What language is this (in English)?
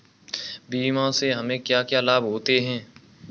Hindi